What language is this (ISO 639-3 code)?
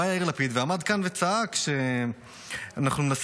heb